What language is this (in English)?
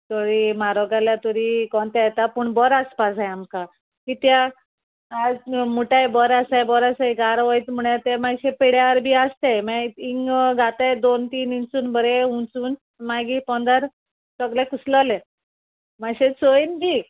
Konkani